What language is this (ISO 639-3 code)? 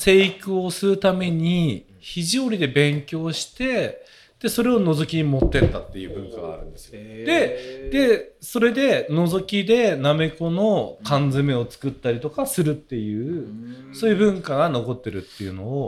jpn